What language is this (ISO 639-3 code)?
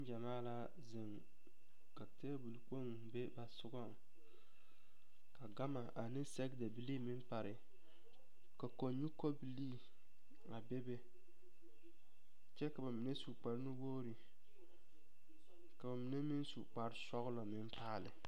dga